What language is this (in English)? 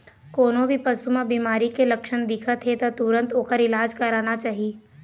Chhattisgarhi